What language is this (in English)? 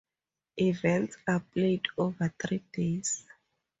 English